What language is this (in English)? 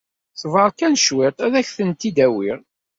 Kabyle